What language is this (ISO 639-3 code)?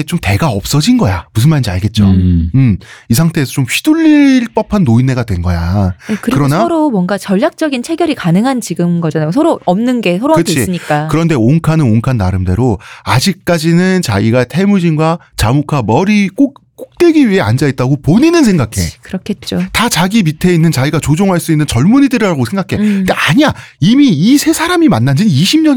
kor